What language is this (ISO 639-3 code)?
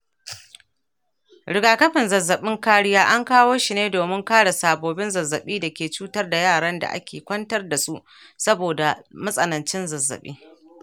hau